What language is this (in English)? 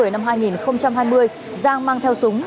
Vietnamese